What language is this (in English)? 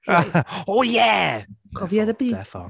Welsh